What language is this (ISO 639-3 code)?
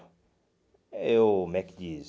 por